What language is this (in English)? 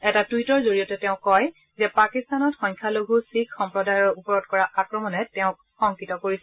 Assamese